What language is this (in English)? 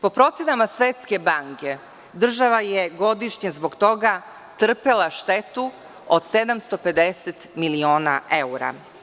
Serbian